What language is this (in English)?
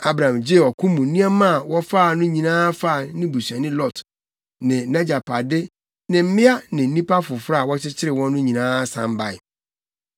Akan